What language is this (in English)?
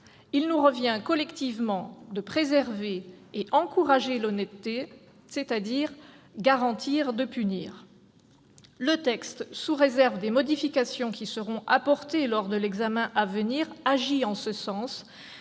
French